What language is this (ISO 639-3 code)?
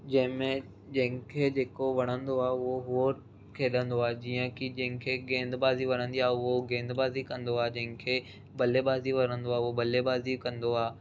snd